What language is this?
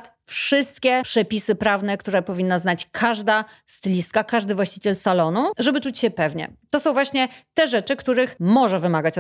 Polish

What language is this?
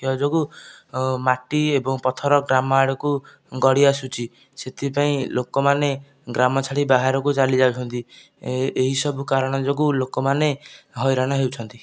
Odia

